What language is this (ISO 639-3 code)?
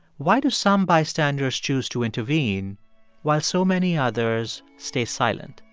eng